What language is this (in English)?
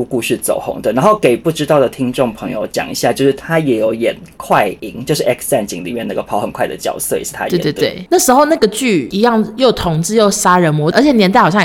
Chinese